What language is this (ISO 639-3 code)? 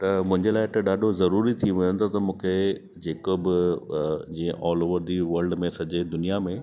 snd